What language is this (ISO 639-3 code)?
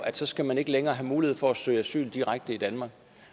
dan